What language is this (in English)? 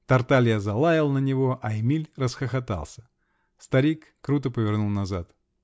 Russian